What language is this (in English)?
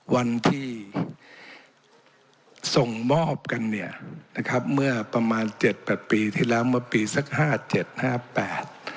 Thai